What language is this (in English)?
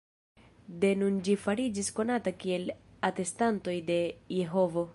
Esperanto